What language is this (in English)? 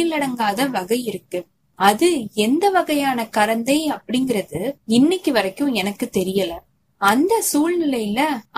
Tamil